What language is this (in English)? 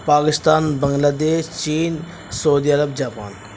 Urdu